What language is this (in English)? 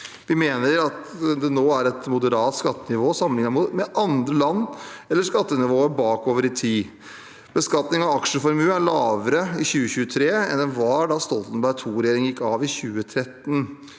Norwegian